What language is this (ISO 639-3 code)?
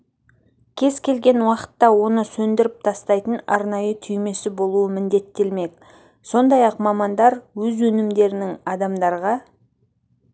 kaz